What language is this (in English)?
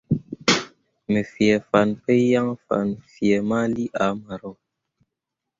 Mundang